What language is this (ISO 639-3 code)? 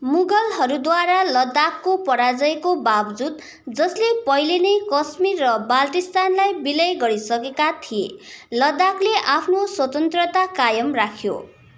nep